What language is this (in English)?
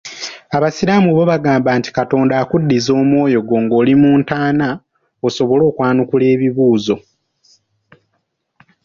Ganda